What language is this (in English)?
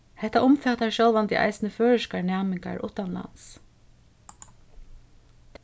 Faroese